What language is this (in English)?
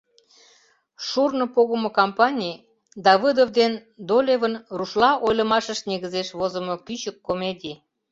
Mari